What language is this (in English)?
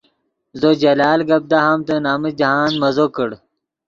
Yidgha